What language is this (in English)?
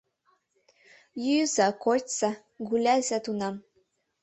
Mari